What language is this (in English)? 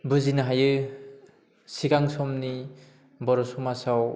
Bodo